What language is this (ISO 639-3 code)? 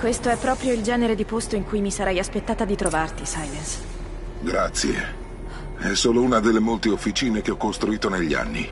ita